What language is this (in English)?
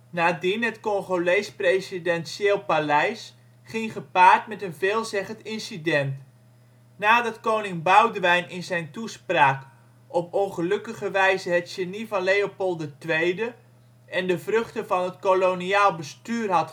Dutch